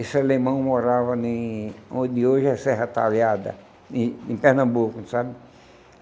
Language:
Portuguese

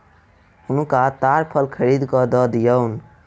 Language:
Maithili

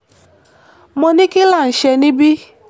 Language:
Yoruba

